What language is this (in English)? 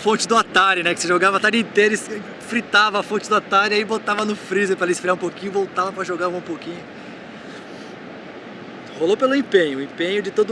Portuguese